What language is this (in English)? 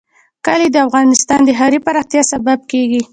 Pashto